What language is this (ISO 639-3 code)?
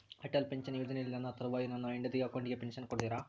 kan